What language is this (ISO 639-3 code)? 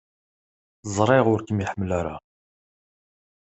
kab